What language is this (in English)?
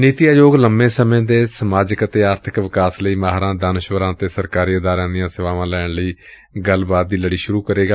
Punjabi